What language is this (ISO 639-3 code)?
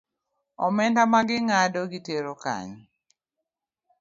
luo